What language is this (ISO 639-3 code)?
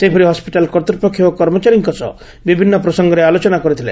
ori